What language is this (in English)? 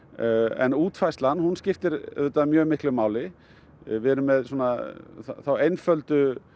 Icelandic